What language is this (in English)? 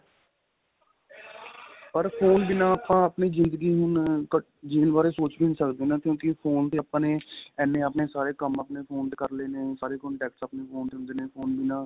Punjabi